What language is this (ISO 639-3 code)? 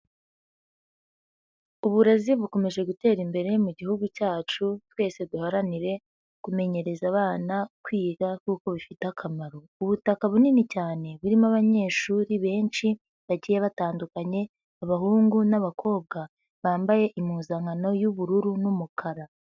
kin